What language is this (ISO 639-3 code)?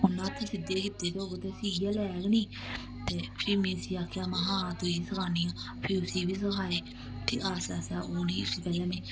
doi